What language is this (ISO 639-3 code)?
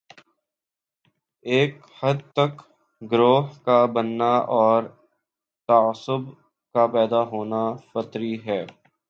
urd